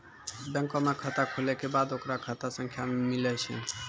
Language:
Maithili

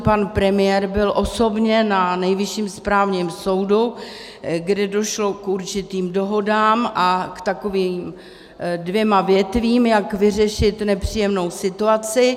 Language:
Czech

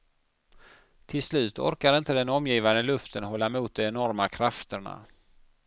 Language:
Swedish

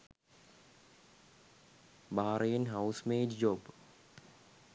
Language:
Sinhala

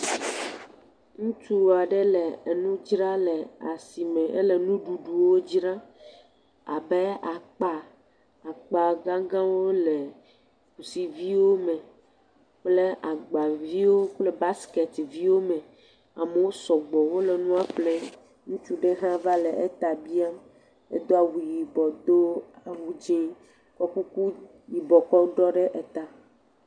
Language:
Ewe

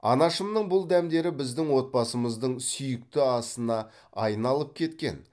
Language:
Kazakh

